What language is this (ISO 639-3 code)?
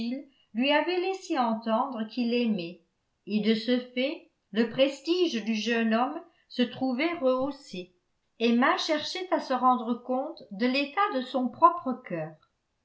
fra